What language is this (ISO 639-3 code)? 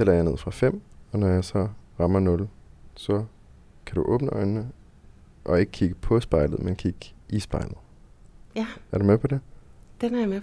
dan